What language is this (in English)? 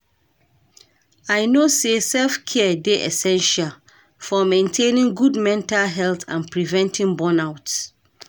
Nigerian Pidgin